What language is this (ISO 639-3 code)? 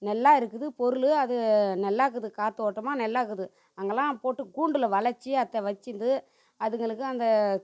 tam